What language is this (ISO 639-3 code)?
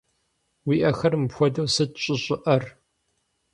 kbd